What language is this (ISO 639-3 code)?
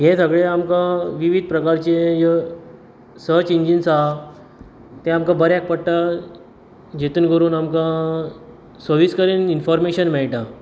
kok